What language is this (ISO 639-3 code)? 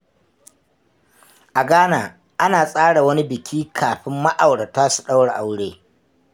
hau